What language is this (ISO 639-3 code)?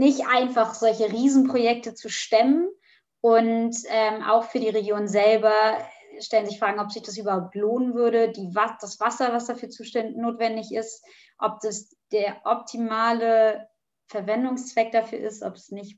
deu